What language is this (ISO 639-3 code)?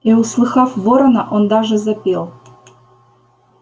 rus